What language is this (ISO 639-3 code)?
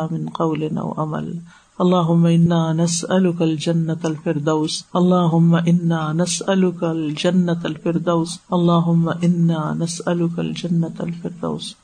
urd